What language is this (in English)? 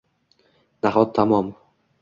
Uzbek